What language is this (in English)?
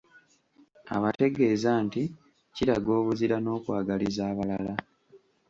Ganda